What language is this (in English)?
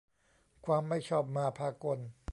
Thai